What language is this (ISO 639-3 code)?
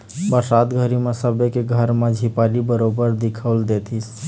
hne